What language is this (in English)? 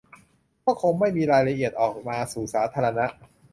Thai